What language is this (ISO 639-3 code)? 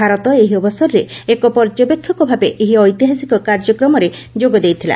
ori